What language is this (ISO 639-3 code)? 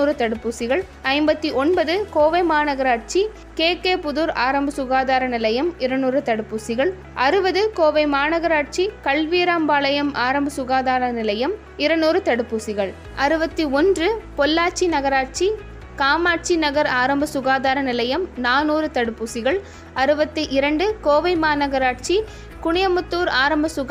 tam